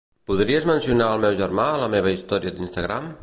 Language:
Catalan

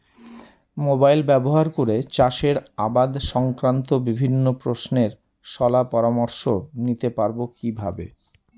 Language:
Bangla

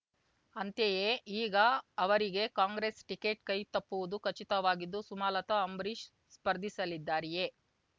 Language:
Kannada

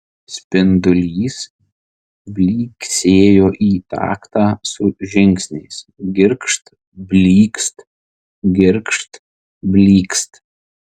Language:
Lithuanian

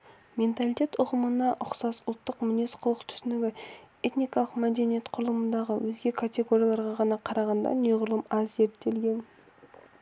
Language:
Kazakh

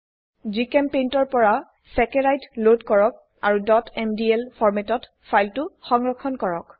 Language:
Assamese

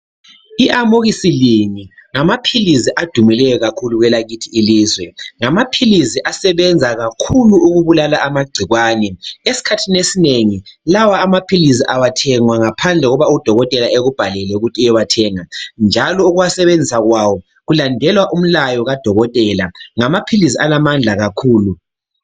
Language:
North Ndebele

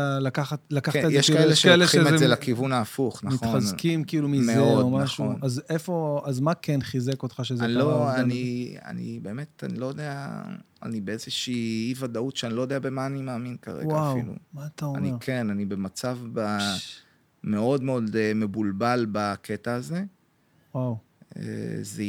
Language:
Hebrew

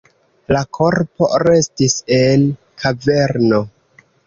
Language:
Esperanto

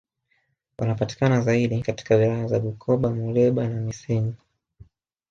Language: Swahili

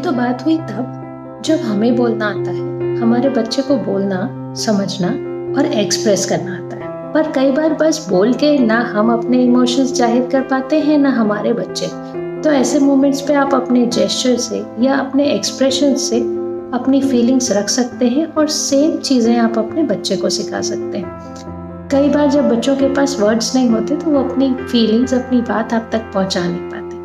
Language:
Hindi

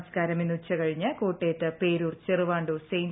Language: Malayalam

